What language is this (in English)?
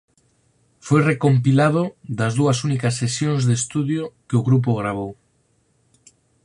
Galician